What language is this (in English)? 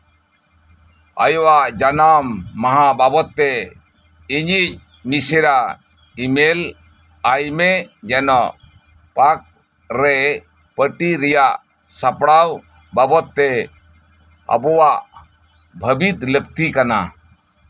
Santali